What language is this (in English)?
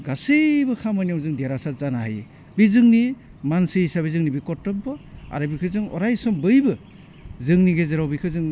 Bodo